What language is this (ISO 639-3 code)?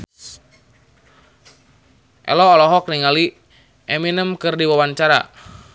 sun